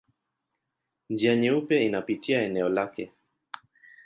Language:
Swahili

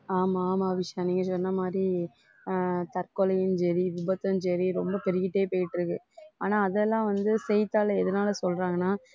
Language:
Tamil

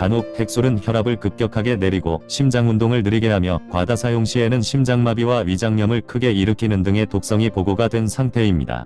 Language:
Korean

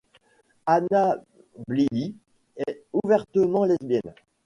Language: French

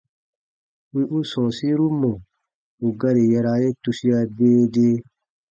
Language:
Baatonum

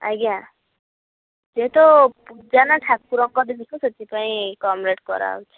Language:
Odia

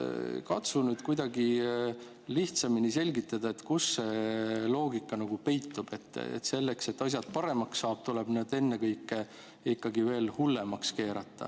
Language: Estonian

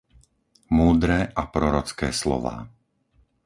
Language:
Slovak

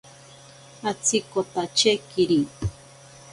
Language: Ashéninka Perené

